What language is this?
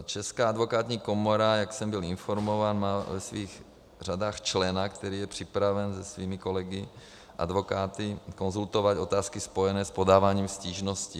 Czech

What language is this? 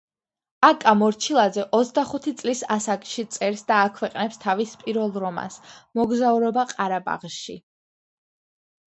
Georgian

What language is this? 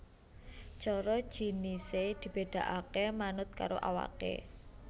Javanese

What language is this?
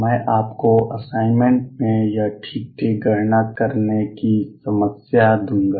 Hindi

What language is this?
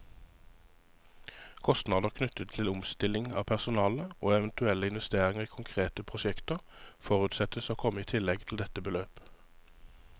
Norwegian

